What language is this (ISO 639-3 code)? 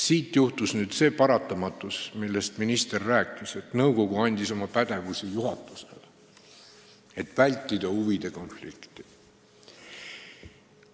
est